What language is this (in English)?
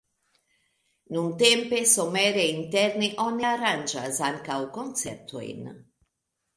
Esperanto